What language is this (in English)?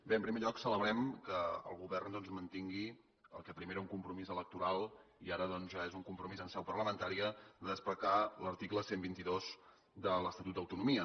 Catalan